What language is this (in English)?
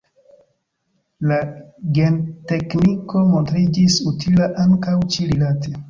Esperanto